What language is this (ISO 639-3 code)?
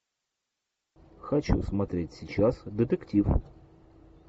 rus